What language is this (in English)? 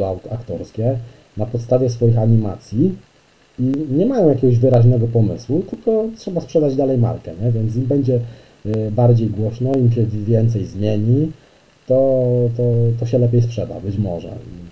Polish